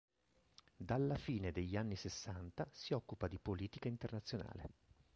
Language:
Italian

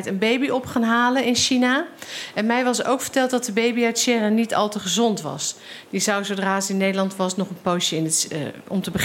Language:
Dutch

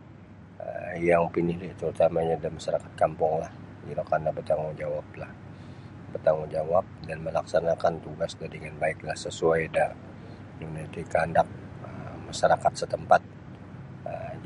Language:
Sabah Bisaya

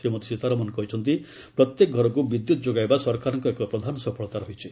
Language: Odia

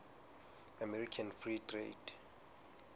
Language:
Southern Sotho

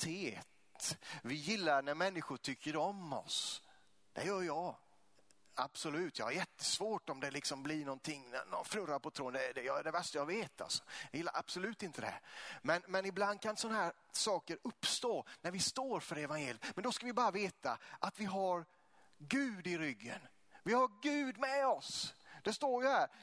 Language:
Swedish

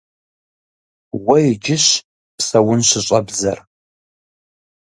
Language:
Kabardian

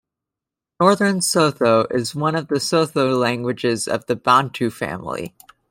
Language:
English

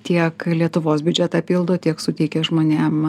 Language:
Lithuanian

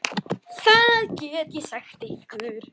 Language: Icelandic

